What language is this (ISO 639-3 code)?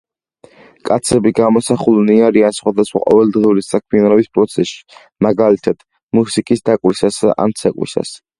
kat